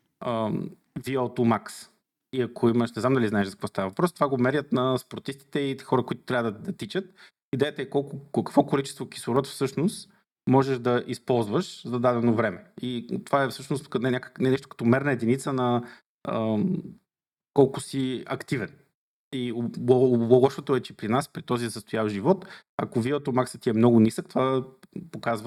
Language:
Bulgarian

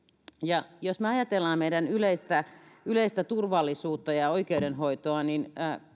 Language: Finnish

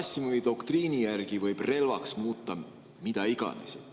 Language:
Estonian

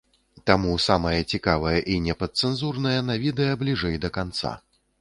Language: Belarusian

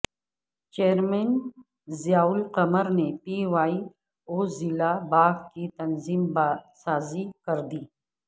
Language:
Urdu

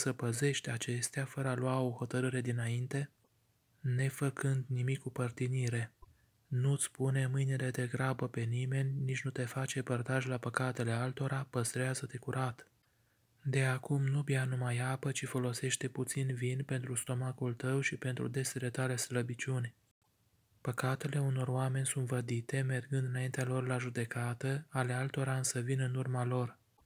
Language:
Romanian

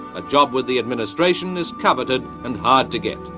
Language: English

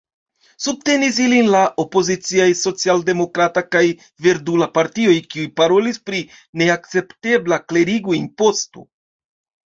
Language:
Esperanto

